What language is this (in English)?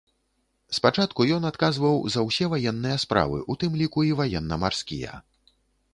Belarusian